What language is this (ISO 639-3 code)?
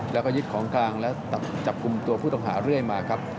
tha